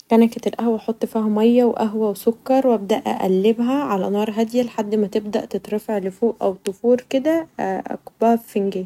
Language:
Egyptian Arabic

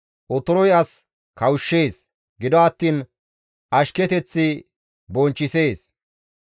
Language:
Gamo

